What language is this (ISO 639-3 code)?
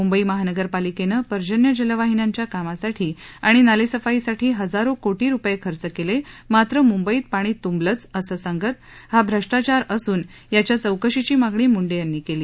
mar